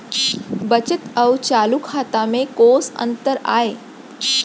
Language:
Chhattisgarhi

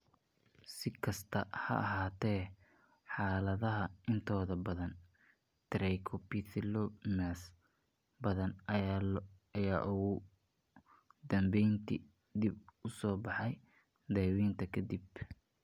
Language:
Somali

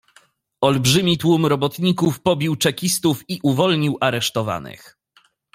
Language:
Polish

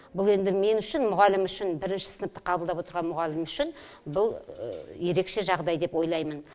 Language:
Kazakh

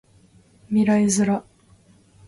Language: Japanese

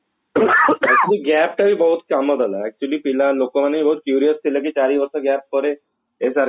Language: Odia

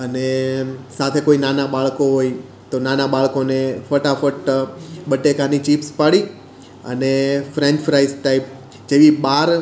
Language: Gujarati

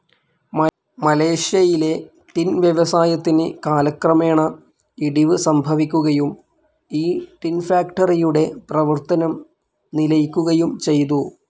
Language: Malayalam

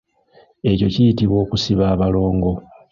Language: Ganda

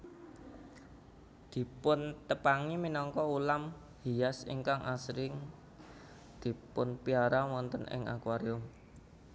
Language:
Javanese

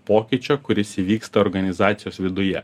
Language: Lithuanian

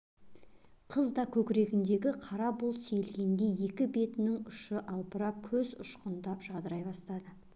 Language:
Kazakh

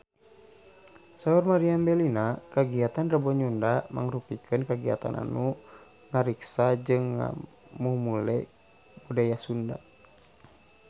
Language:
Sundanese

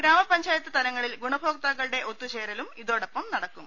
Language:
Malayalam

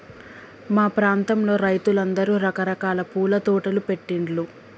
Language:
Telugu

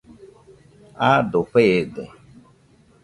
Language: Nüpode Huitoto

